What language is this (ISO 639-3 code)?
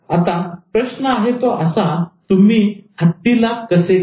mar